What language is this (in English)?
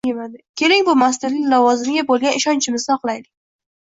Uzbek